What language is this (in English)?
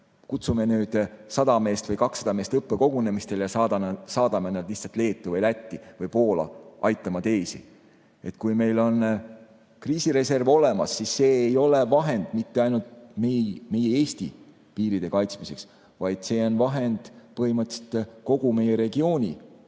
Estonian